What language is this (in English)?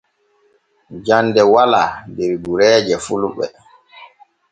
Borgu Fulfulde